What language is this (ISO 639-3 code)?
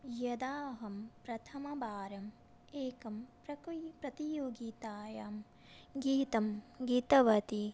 san